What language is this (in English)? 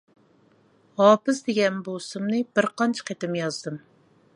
Uyghur